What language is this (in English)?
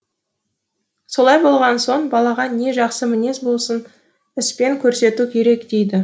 Kazakh